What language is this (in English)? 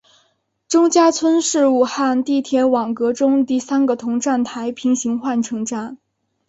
Chinese